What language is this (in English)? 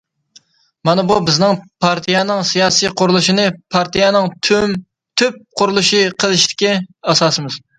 Uyghur